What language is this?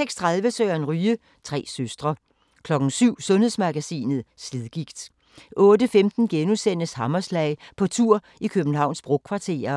Danish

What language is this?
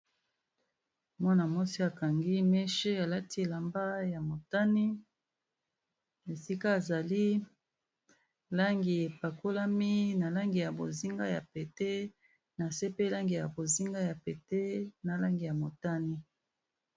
Lingala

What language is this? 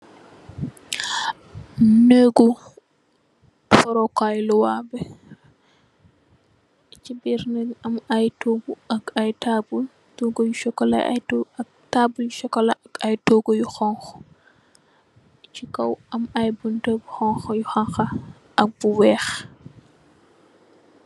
Wolof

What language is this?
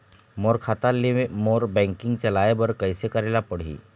Chhattisgarhi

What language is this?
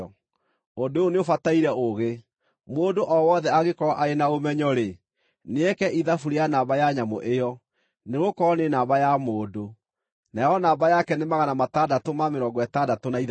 Kikuyu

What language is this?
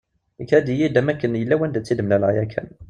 Kabyle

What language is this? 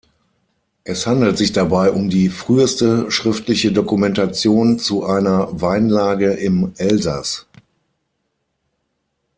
German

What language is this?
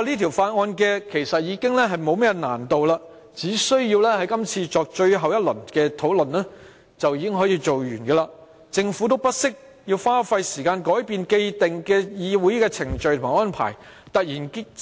Cantonese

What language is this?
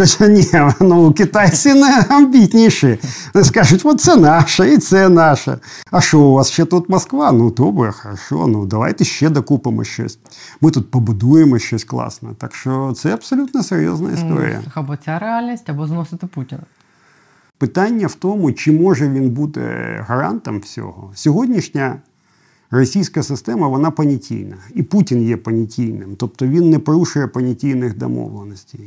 Ukrainian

